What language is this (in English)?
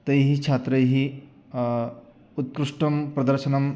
Sanskrit